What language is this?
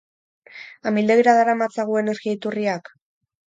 Basque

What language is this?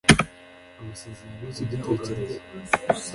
Kinyarwanda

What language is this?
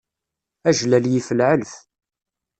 Kabyle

